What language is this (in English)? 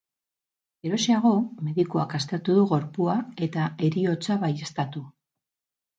Basque